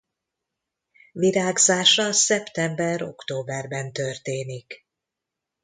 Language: Hungarian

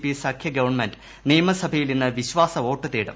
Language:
Malayalam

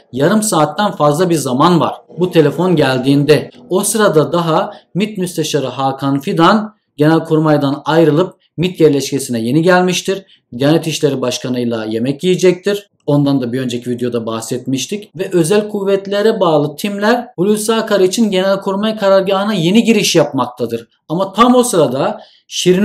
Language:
Turkish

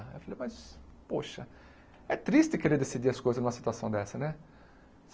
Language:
Portuguese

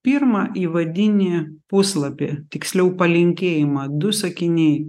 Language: Lithuanian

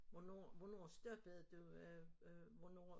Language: Danish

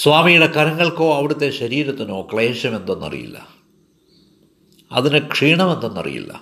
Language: Malayalam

